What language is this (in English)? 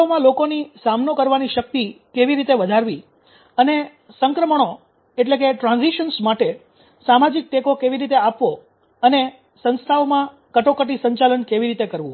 Gujarati